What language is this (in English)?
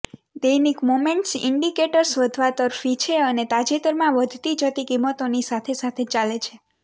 Gujarati